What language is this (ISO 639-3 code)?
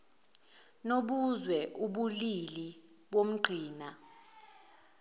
zul